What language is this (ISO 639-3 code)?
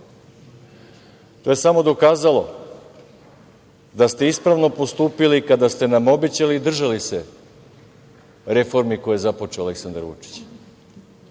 srp